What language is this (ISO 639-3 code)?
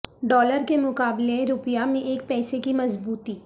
urd